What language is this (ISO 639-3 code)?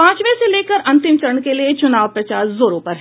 hin